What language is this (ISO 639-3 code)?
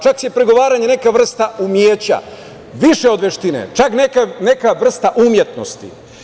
srp